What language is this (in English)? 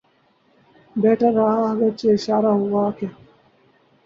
Urdu